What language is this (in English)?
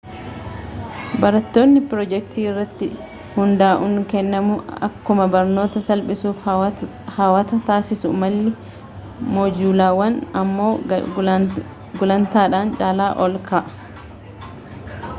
Oromo